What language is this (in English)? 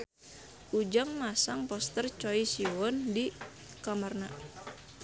Sundanese